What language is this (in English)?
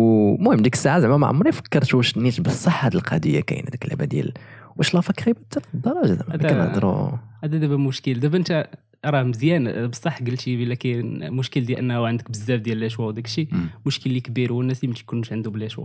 Arabic